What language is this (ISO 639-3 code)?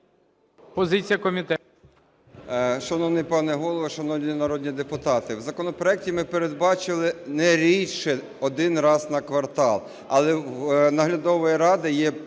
ukr